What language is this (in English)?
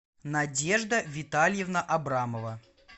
Russian